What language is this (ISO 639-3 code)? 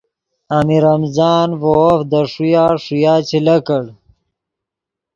ydg